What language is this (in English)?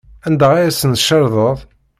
Kabyle